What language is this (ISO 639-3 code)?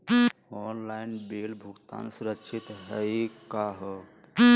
mag